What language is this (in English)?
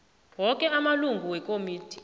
South Ndebele